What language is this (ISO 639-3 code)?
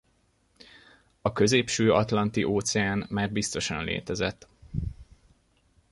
hun